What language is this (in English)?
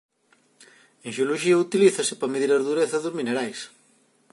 Galician